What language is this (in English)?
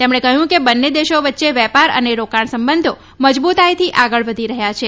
Gujarati